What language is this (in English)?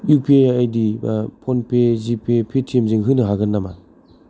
Bodo